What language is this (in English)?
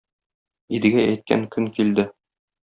Tatar